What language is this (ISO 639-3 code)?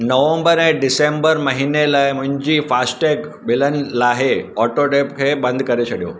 snd